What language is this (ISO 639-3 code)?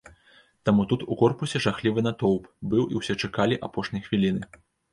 bel